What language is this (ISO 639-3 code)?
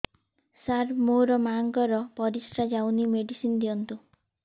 ori